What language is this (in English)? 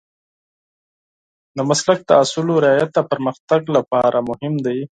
Pashto